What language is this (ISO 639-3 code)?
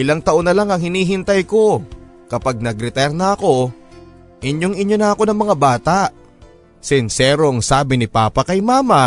fil